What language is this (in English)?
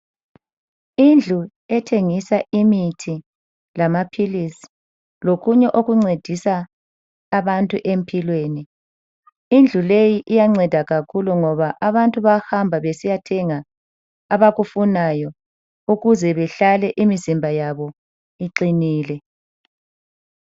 North Ndebele